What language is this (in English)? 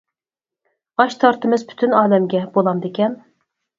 Uyghur